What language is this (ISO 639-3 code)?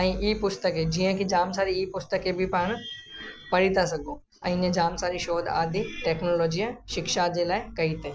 snd